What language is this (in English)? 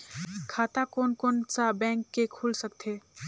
Chhattisgarhi